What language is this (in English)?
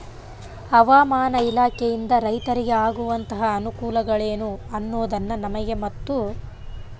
Kannada